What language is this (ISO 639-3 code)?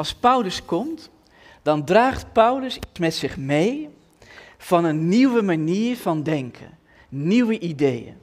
nld